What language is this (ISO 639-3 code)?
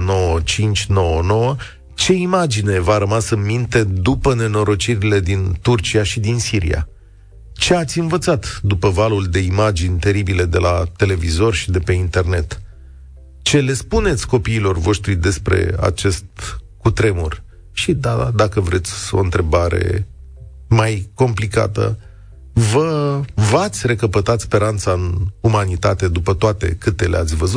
ron